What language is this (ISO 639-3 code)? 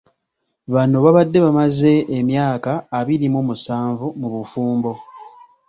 lug